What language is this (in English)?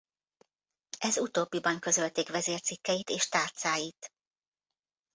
Hungarian